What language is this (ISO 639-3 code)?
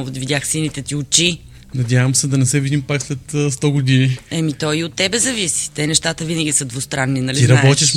bul